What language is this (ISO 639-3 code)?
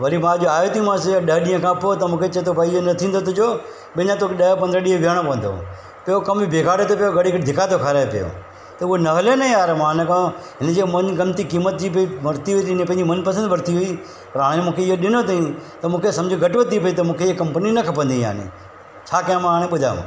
snd